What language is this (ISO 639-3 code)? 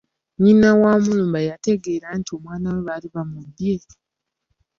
lug